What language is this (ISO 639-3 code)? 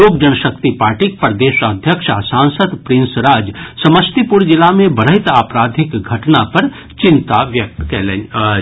mai